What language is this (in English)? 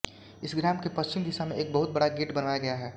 Hindi